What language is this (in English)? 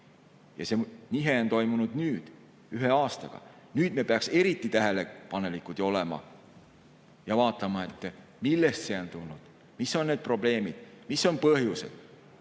Estonian